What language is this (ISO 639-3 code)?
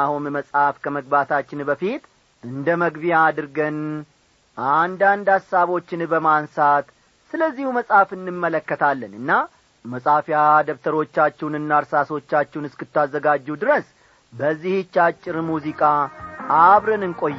amh